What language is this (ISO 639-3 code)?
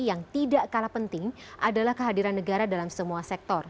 ind